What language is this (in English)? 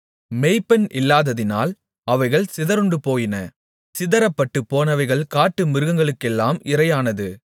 Tamil